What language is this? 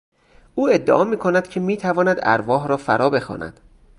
Persian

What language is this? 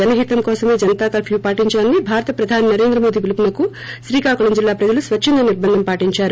Telugu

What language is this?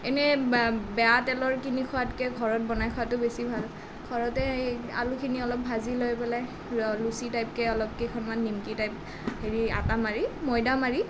Assamese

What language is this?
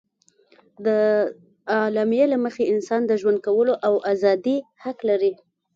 Pashto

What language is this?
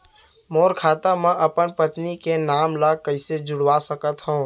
Chhattisgarhi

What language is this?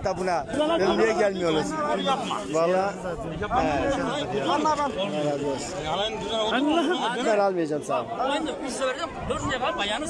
Turkish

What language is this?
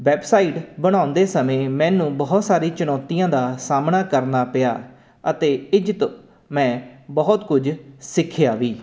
Punjabi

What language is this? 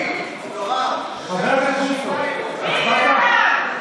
Hebrew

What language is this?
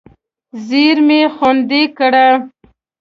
Pashto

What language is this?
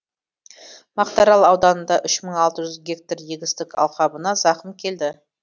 Kazakh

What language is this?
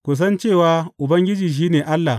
Hausa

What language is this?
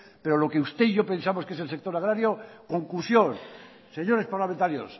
Spanish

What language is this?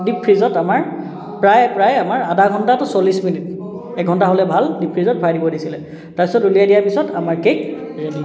Assamese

